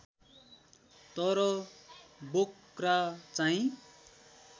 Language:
Nepali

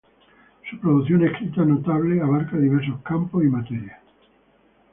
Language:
Spanish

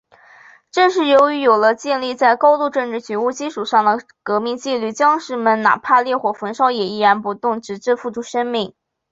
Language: Chinese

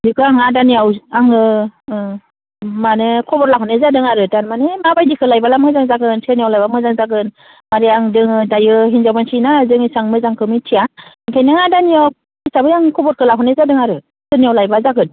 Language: Bodo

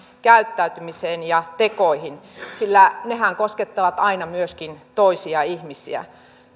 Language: Finnish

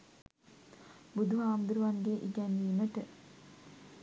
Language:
Sinhala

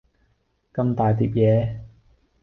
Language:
Cantonese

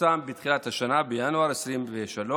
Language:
Hebrew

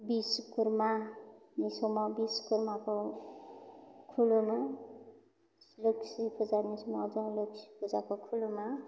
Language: Bodo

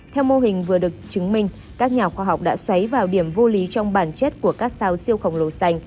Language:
Vietnamese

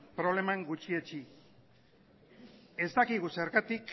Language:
Basque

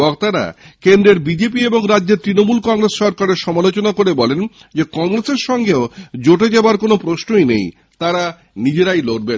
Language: Bangla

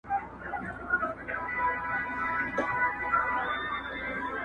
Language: Pashto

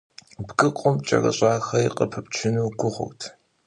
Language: Kabardian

